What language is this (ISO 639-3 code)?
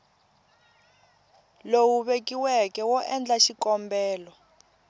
tso